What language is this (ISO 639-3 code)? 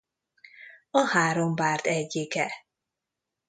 hun